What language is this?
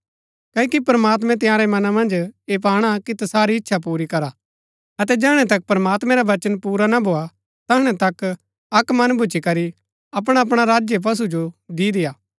Gaddi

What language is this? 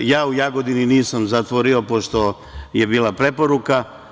Serbian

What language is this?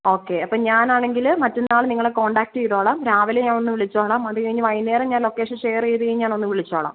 Malayalam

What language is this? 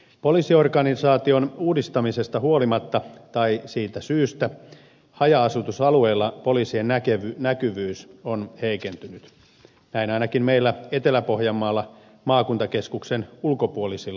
Finnish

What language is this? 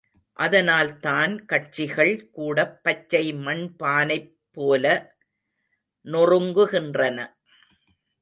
Tamil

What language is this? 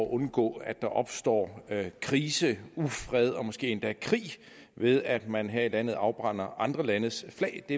Danish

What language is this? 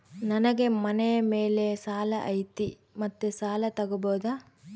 Kannada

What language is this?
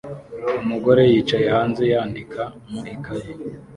Kinyarwanda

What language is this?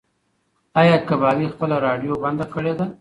Pashto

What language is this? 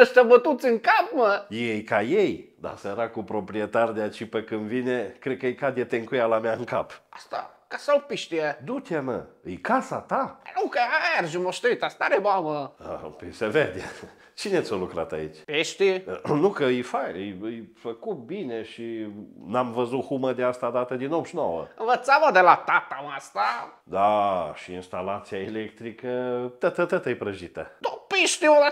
Romanian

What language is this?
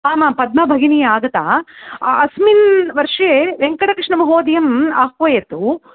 Sanskrit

